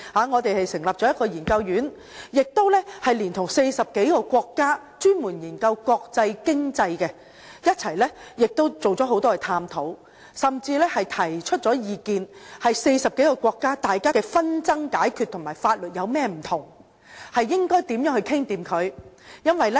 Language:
Cantonese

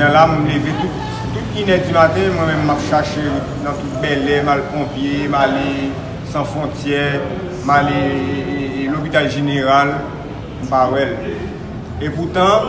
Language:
French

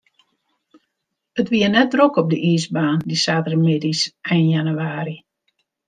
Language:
Western Frisian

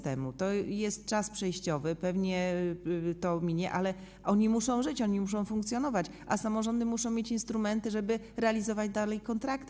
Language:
Polish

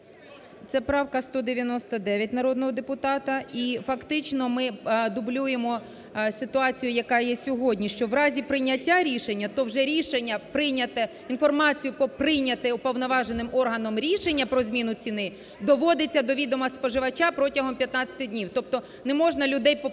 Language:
Ukrainian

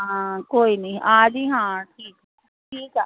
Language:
Punjabi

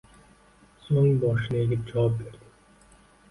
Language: Uzbek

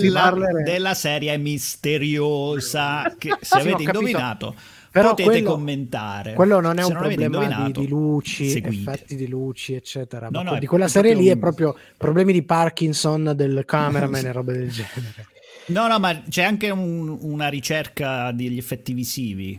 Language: Italian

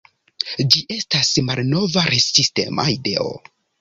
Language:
Esperanto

